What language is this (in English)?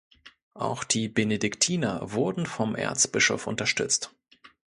German